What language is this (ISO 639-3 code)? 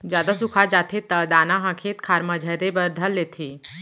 hne